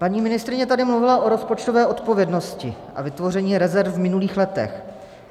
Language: Czech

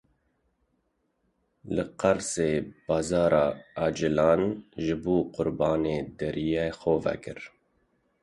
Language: Kurdish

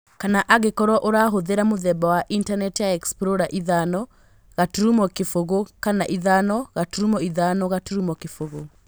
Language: Kikuyu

